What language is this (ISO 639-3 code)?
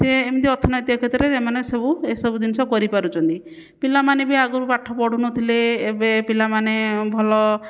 ori